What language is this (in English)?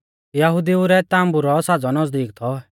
Mahasu Pahari